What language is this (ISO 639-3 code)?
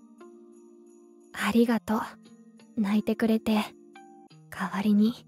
jpn